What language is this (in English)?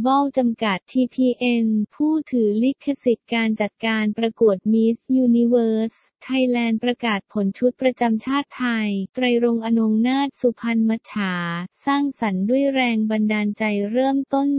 Thai